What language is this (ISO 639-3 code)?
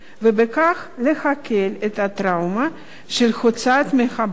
heb